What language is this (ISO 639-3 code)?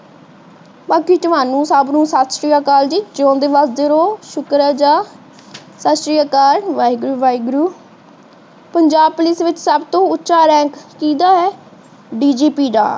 pan